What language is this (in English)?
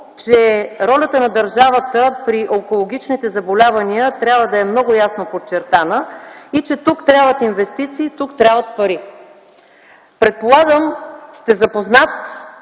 Bulgarian